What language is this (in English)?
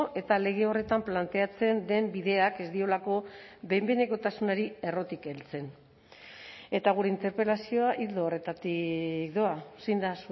Basque